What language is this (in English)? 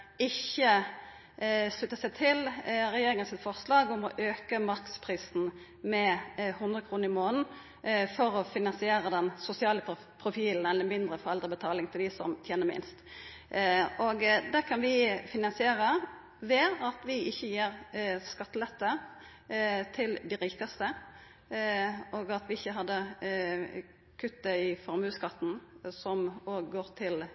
Norwegian Nynorsk